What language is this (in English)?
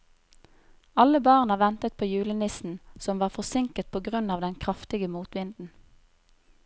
Norwegian